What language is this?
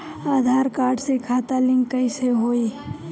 Bhojpuri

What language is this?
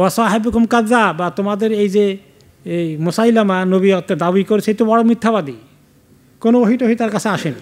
Bangla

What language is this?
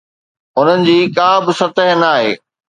Sindhi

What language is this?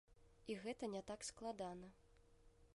Belarusian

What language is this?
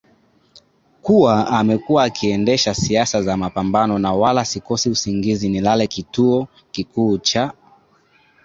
Swahili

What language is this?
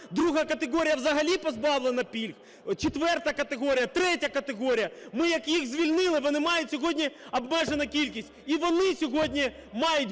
Ukrainian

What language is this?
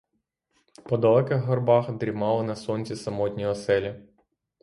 Ukrainian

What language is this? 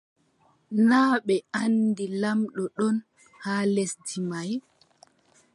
Adamawa Fulfulde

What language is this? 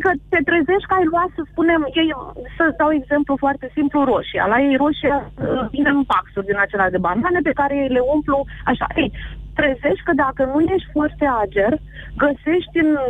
Romanian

